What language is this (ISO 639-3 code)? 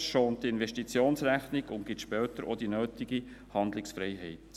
gsw